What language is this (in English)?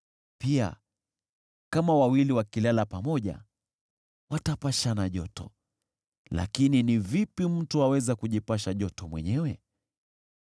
Swahili